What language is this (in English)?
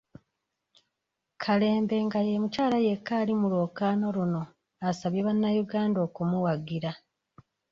Ganda